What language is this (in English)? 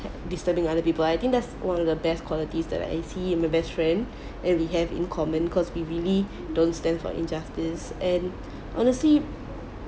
English